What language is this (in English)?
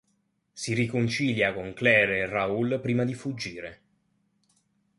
Italian